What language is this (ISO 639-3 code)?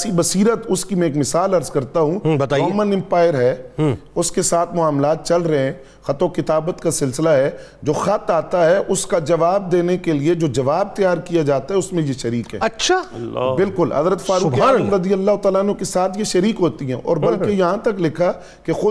urd